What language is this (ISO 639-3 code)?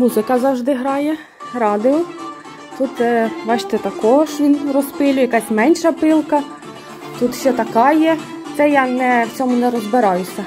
ukr